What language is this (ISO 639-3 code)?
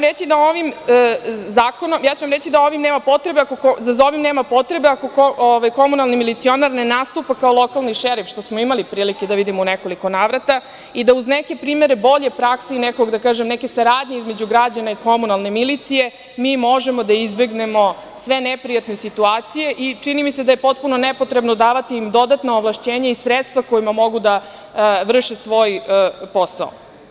srp